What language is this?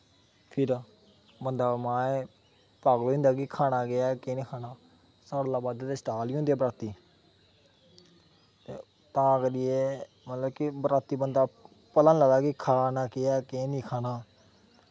Dogri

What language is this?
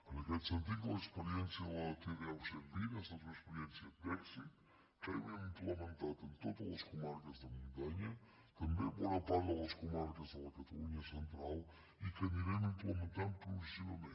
Catalan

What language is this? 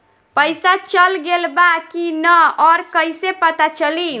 Bhojpuri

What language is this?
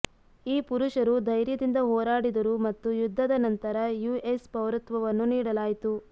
Kannada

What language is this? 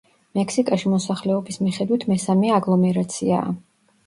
Georgian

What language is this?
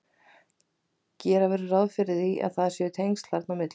Icelandic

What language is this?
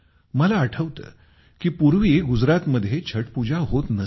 Marathi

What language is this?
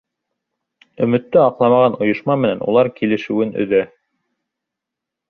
Bashkir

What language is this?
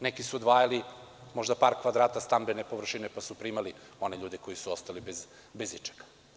Serbian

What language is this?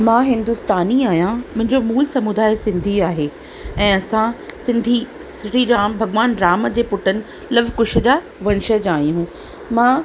Sindhi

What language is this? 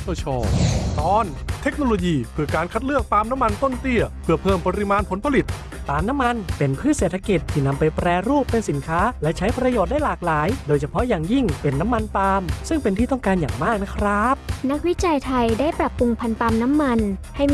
Thai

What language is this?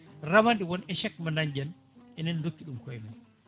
Fula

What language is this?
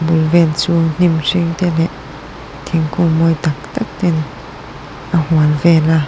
Mizo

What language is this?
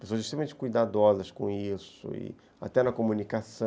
Portuguese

